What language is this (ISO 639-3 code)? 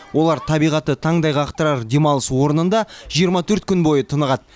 kaz